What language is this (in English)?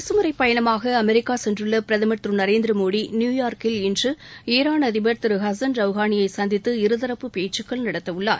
Tamil